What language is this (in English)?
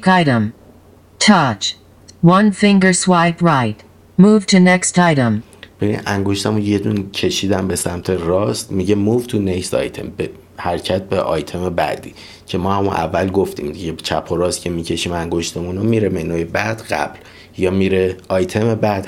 Persian